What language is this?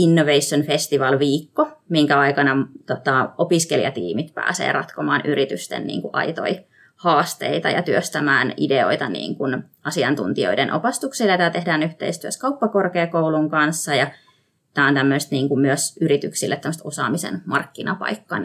Finnish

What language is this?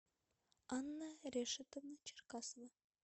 Russian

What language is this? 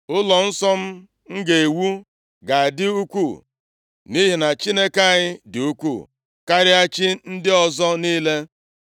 Igbo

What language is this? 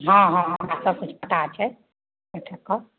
Maithili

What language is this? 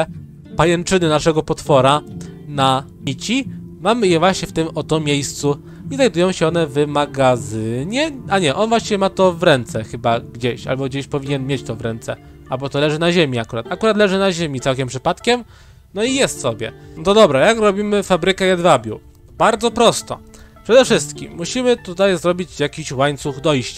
Polish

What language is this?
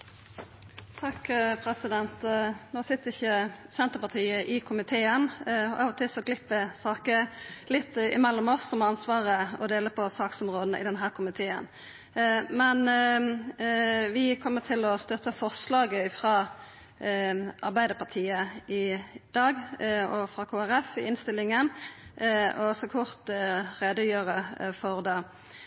Norwegian Nynorsk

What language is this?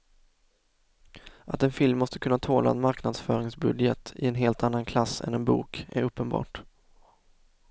Swedish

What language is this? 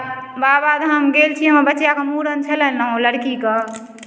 Maithili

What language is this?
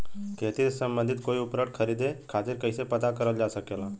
Bhojpuri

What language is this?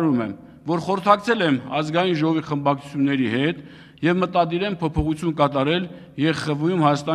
Turkish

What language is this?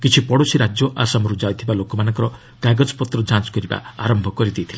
Odia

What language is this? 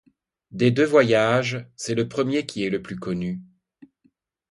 French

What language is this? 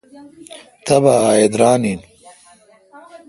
Kalkoti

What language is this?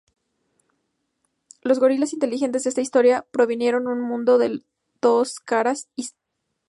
Spanish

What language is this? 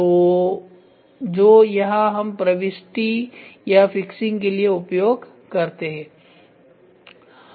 Hindi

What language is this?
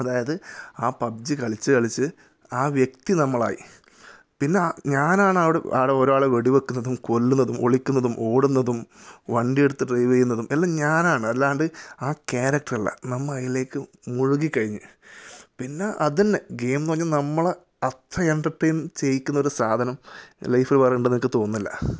Malayalam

